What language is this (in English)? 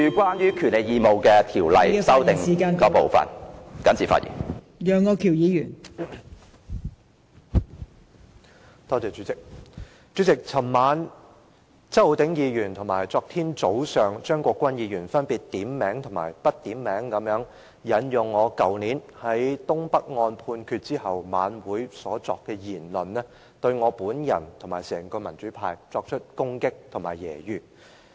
Cantonese